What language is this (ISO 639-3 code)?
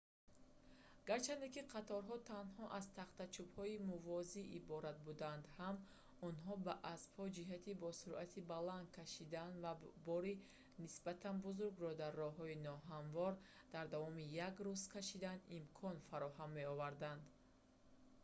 tgk